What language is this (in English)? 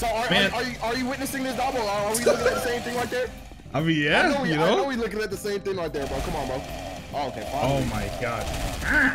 English